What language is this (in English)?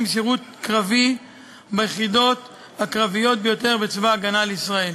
Hebrew